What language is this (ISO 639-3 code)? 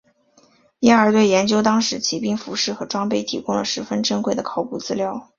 zho